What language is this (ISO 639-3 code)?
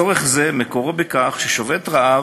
heb